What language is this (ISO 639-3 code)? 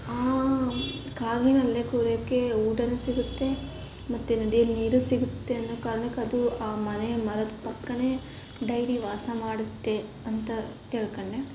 kan